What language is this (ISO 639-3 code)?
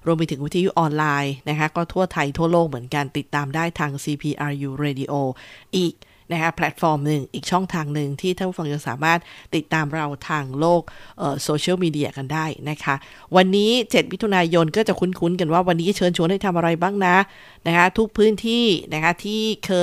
tha